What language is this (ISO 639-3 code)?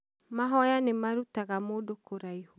kik